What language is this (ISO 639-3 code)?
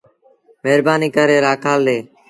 sbn